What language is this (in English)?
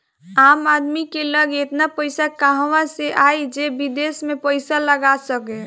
Bhojpuri